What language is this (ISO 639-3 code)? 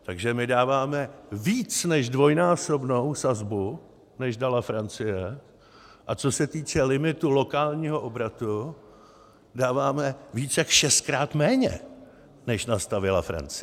ces